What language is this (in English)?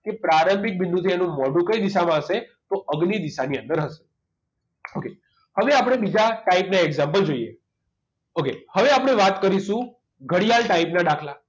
Gujarati